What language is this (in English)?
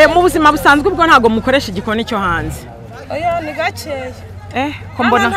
Romanian